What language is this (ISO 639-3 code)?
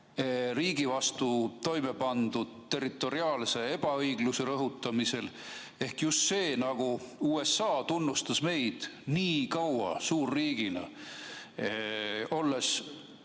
est